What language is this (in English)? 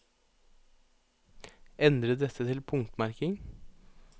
Norwegian